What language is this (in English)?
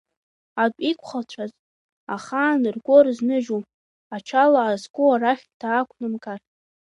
Abkhazian